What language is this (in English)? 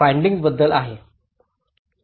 Marathi